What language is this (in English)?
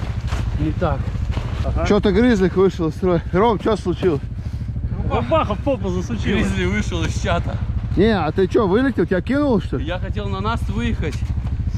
Russian